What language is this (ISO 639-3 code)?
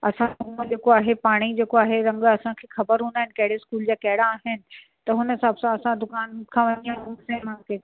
snd